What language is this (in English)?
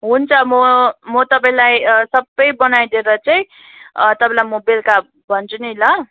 Nepali